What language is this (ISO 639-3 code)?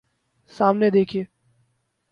urd